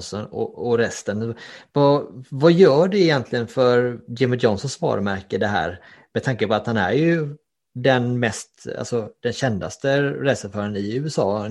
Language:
Swedish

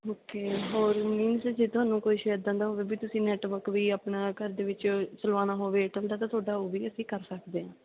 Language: Punjabi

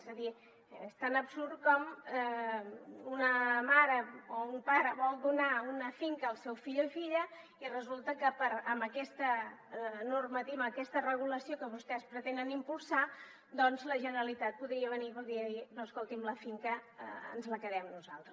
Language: Catalan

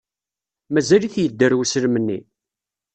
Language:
Kabyle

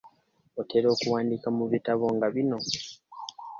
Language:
Ganda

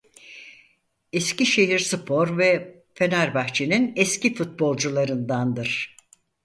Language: Turkish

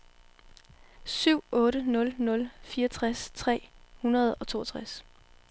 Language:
Danish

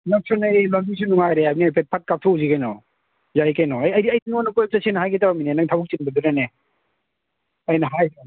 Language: Manipuri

